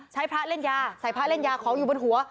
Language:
Thai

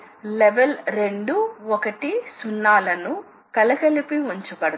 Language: Telugu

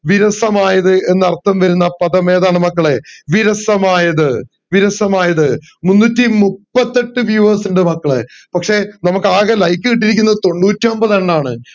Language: Malayalam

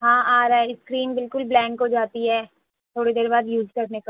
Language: Urdu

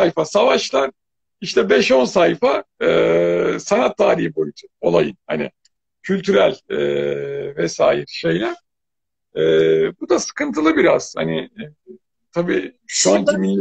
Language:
Turkish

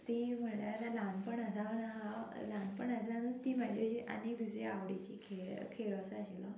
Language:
Konkani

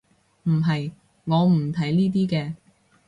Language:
Cantonese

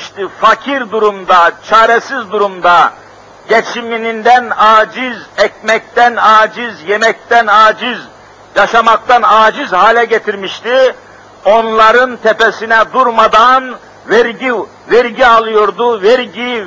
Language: Turkish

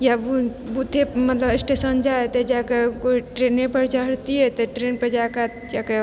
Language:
Maithili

